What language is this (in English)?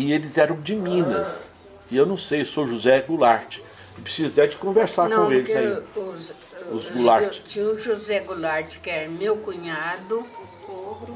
Portuguese